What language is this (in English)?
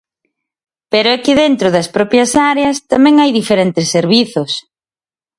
Galician